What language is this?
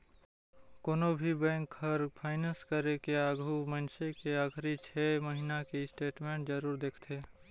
Chhattisgarhi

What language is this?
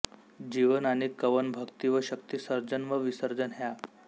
Marathi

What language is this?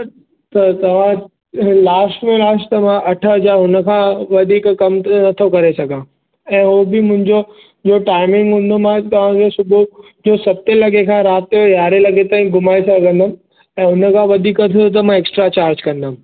Sindhi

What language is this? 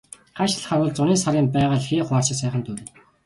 Mongolian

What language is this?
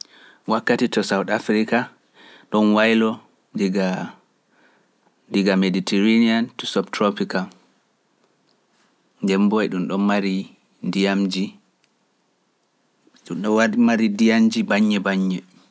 Pular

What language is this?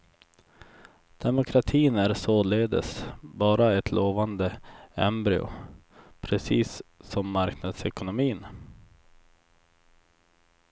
Swedish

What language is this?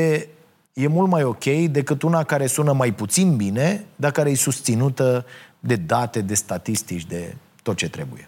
Romanian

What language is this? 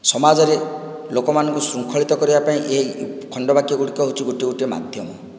Odia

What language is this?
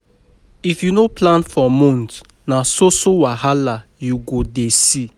Nigerian Pidgin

